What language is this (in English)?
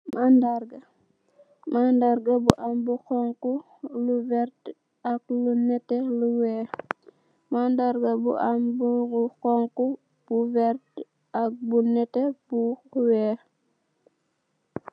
Wolof